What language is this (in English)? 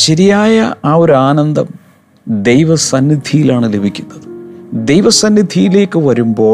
Malayalam